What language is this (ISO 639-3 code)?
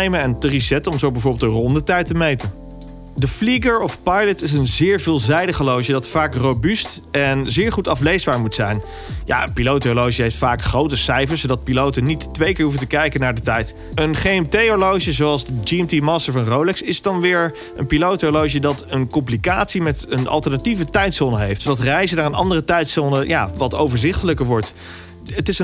nld